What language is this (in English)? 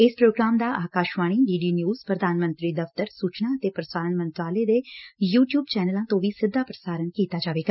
Punjabi